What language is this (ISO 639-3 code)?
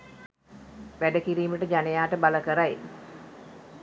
sin